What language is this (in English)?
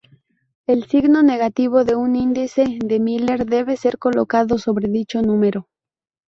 Spanish